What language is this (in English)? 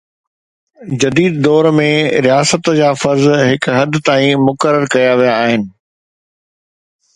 Sindhi